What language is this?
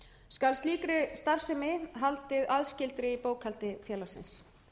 Icelandic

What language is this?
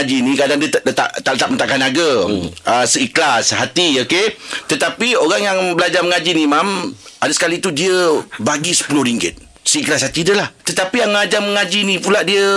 Malay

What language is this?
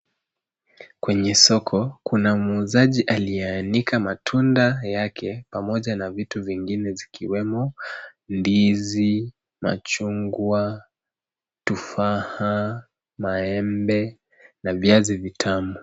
Swahili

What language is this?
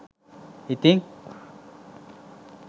Sinhala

